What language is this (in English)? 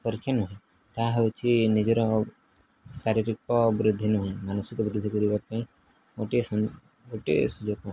Odia